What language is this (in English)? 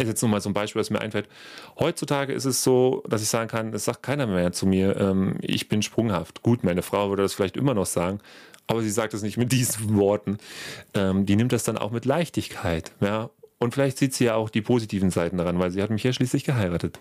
German